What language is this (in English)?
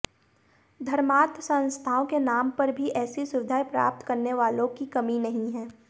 Hindi